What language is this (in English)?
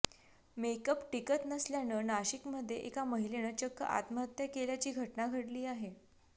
Marathi